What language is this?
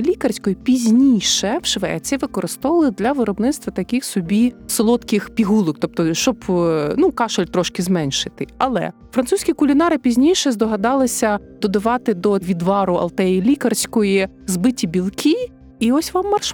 Ukrainian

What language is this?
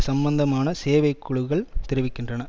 Tamil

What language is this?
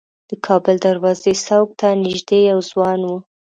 Pashto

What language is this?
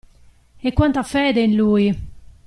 Italian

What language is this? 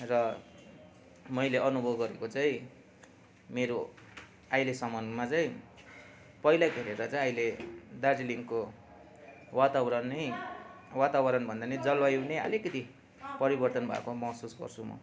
Nepali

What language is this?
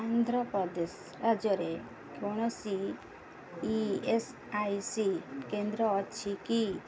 Odia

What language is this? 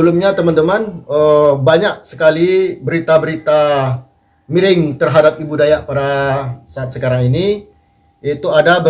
Indonesian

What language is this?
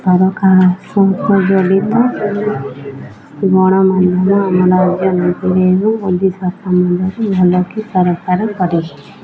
Odia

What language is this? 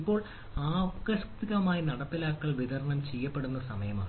Malayalam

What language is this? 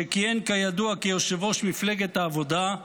Hebrew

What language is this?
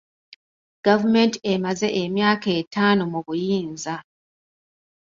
Ganda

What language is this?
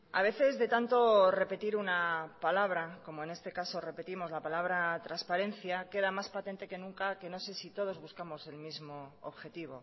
Spanish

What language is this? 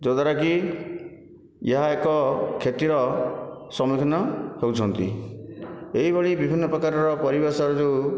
Odia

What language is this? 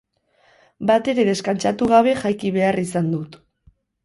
Basque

